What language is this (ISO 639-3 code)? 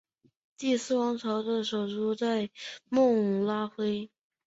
zho